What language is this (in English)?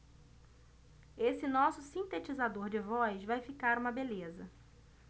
Portuguese